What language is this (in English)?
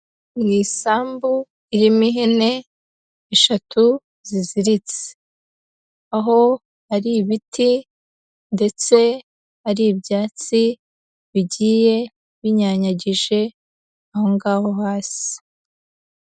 Kinyarwanda